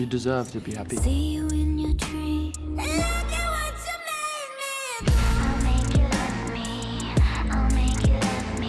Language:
English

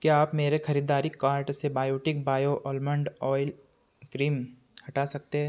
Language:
Hindi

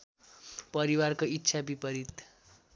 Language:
Nepali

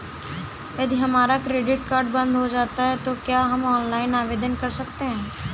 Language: Hindi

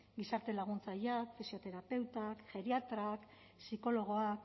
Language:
Basque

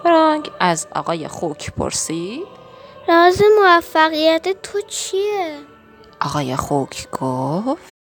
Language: Persian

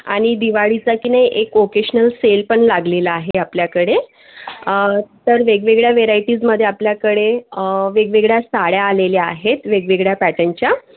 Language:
Marathi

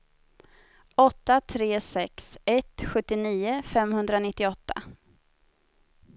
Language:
Swedish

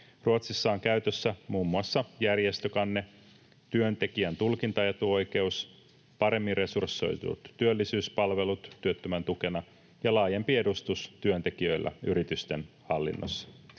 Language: Finnish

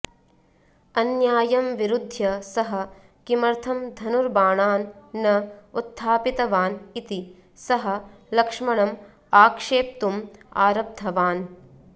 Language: Sanskrit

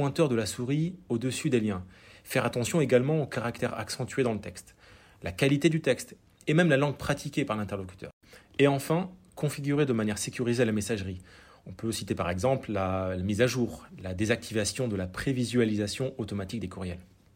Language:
French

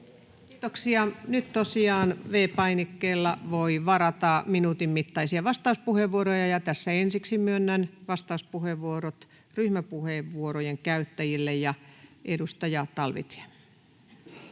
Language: Finnish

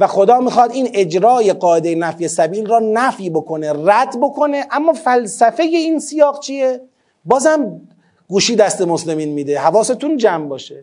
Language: Persian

